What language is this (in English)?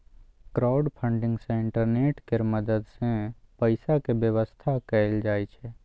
Maithili